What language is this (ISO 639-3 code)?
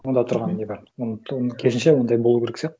kaz